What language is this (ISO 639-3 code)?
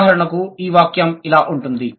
tel